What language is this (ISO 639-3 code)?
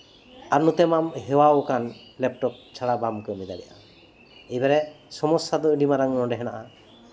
sat